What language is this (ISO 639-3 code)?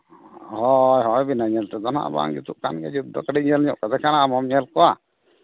sat